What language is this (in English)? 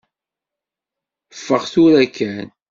Kabyle